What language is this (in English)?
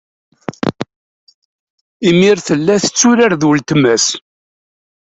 Kabyle